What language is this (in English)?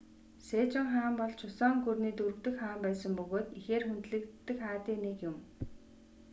Mongolian